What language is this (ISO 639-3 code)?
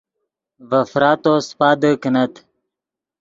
ydg